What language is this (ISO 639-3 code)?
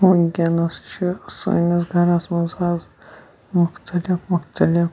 kas